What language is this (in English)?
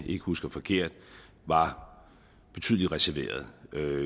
Danish